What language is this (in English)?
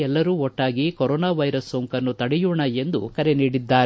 Kannada